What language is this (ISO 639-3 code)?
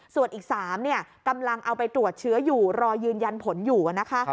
tha